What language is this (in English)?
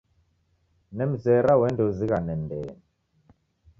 Taita